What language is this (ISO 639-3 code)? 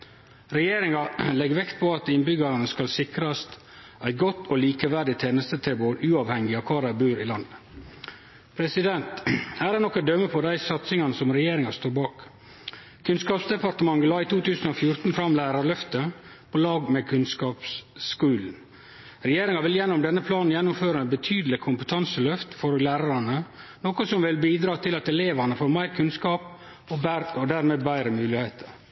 nno